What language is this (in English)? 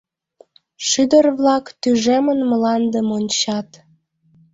Mari